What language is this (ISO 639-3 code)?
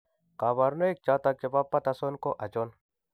kln